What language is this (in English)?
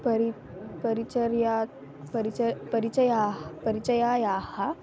Sanskrit